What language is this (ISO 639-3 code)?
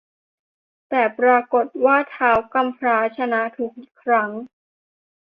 tha